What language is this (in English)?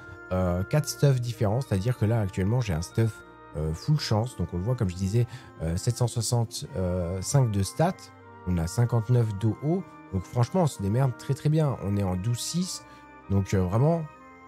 French